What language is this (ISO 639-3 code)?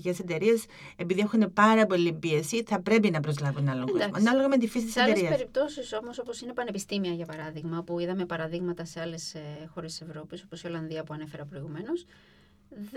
ell